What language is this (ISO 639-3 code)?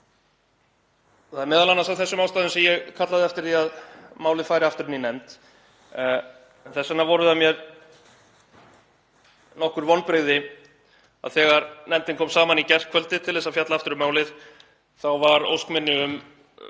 isl